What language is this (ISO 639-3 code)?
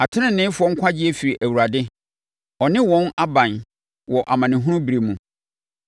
aka